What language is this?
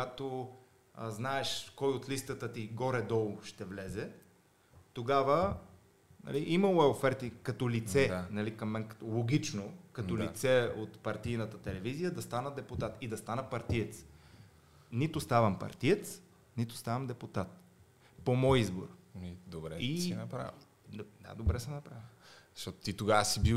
Bulgarian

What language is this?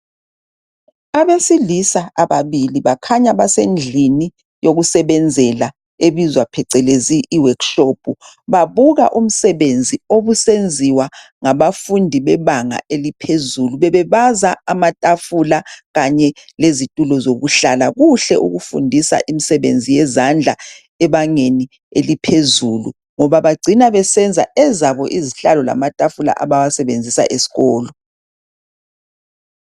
North Ndebele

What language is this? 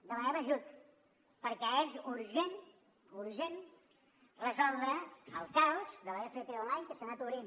Catalan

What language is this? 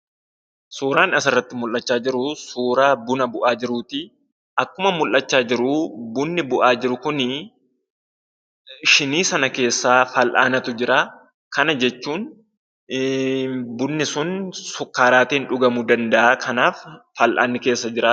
Oromo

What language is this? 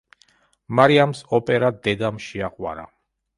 Georgian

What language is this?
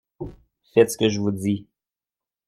French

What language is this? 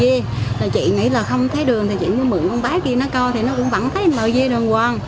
Vietnamese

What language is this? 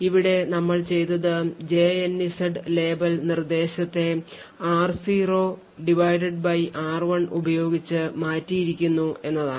Malayalam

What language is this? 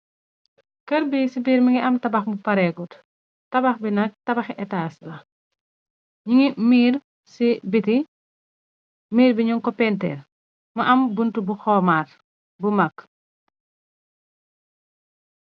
Wolof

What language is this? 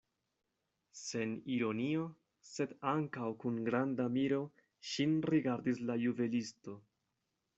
Esperanto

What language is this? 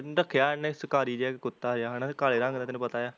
Punjabi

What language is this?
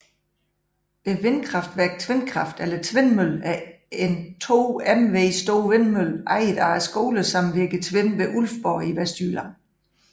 Danish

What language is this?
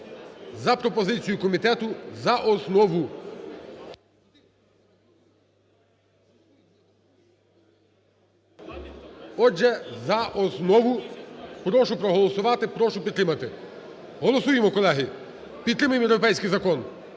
Ukrainian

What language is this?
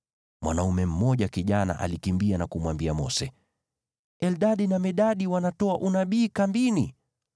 Swahili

